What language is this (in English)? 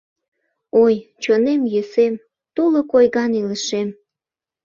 Mari